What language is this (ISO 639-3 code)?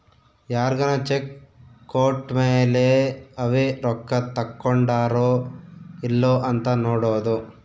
kan